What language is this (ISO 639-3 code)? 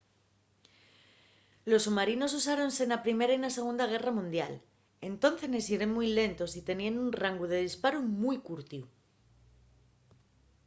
ast